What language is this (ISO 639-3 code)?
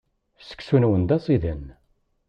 kab